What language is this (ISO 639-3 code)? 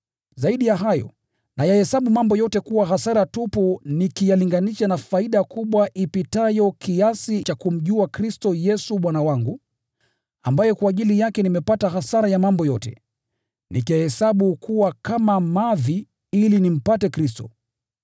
swa